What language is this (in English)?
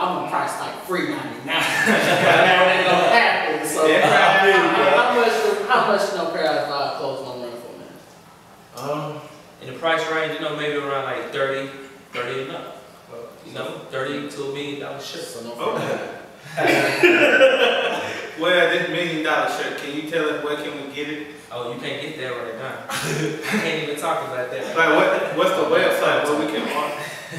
English